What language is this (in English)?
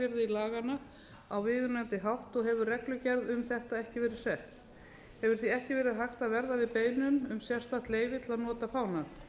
Icelandic